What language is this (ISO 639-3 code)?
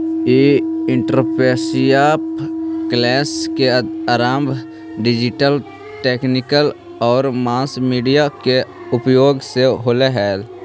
mag